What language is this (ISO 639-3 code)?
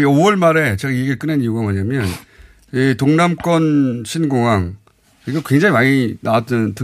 kor